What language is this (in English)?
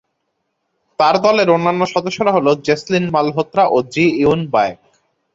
Bangla